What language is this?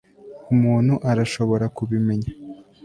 Kinyarwanda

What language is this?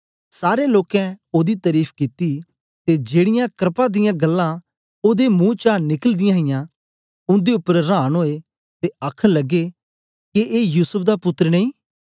Dogri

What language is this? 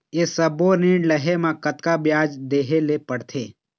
Chhattisgarhi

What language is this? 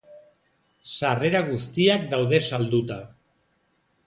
Basque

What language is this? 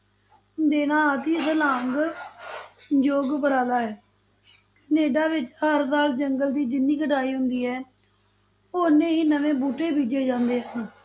Punjabi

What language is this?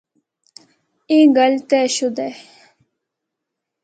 Northern Hindko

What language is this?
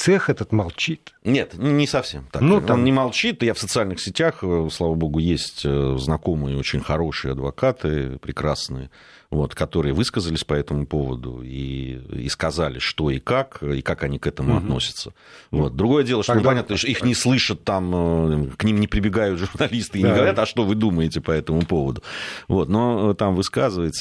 Russian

